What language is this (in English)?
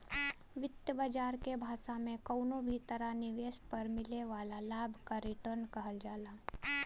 Bhojpuri